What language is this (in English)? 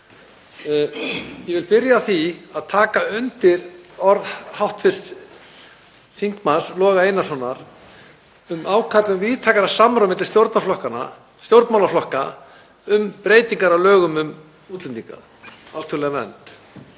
Icelandic